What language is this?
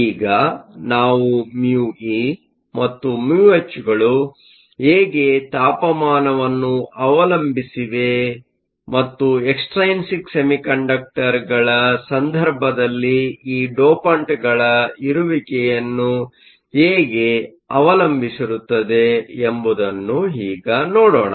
Kannada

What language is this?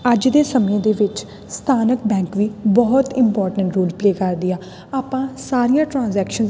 Punjabi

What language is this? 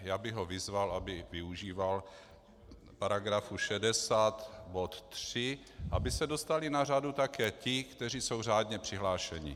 Czech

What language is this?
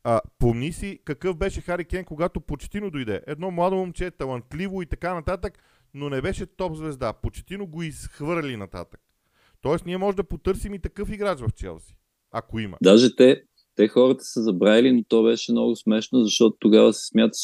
Bulgarian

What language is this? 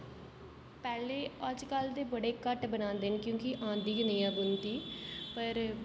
Dogri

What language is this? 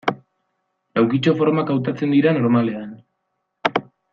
Basque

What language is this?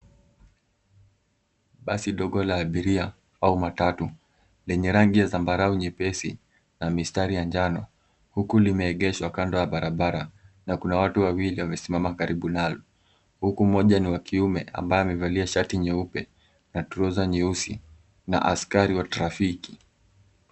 Swahili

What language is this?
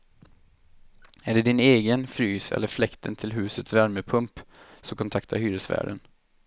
Swedish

